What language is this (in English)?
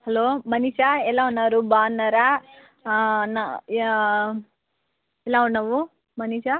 Telugu